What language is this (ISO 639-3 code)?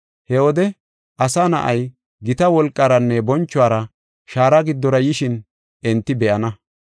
gof